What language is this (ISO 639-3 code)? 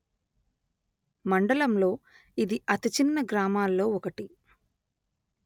tel